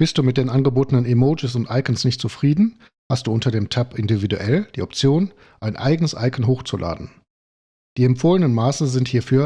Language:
German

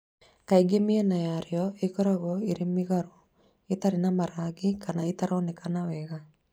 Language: Kikuyu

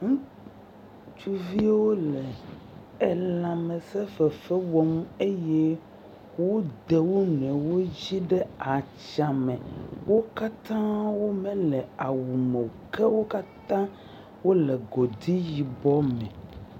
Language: Ewe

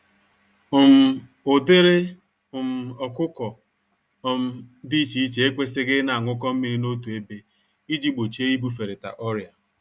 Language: Igbo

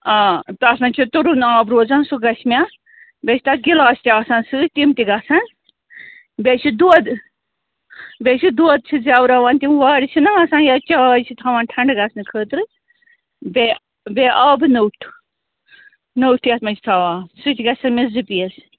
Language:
Kashmiri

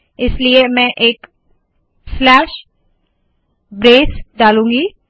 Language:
Hindi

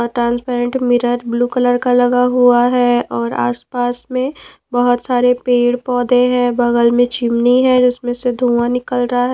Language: Hindi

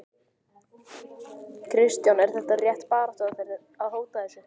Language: Icelandic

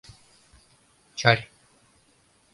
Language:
Mari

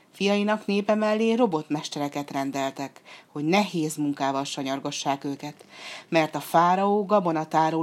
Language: Hungarian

